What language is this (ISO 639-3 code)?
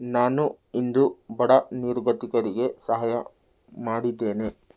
kan